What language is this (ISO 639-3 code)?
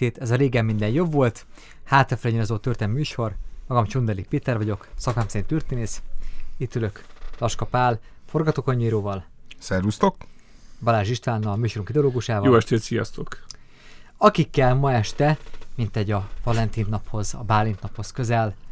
hun